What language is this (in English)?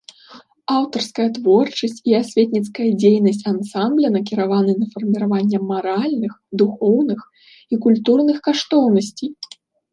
Belarusian